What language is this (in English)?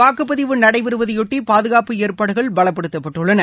Tamil